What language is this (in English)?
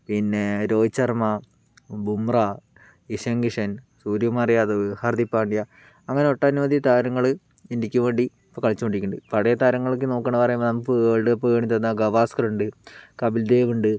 Malayalam